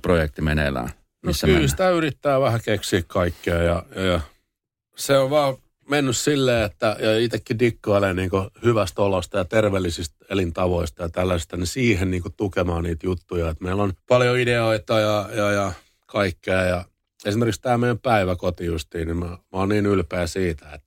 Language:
Finnish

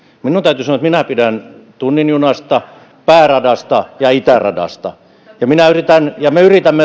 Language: Finnish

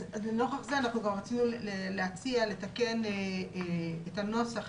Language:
Hebrew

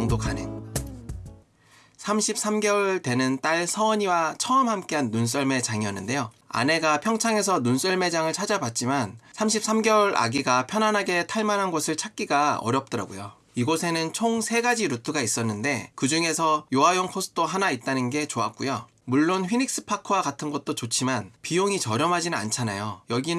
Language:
Korean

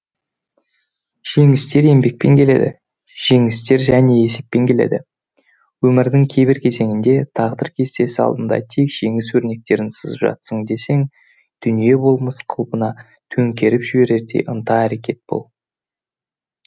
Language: Kazakh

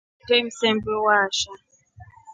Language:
Rombo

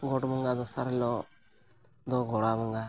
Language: Santali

